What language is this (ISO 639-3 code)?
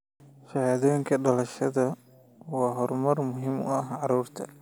som